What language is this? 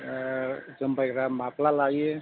Bodo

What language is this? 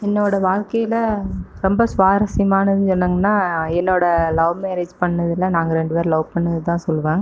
Tamil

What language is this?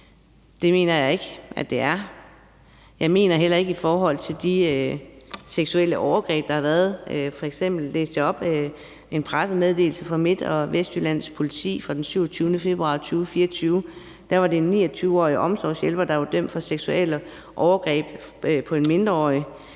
Danish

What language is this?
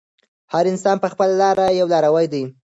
Pashto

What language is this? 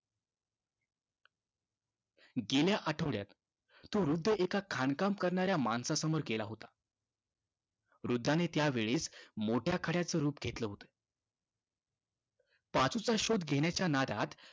Marathi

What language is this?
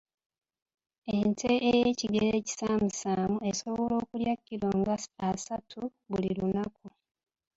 Ganda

